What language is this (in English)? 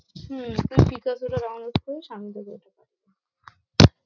Bangla